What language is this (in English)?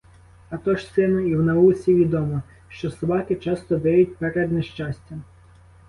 Ukrainian